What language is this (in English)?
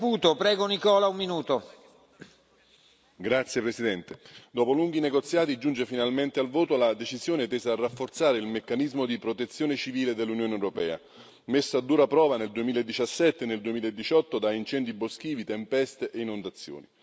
Italian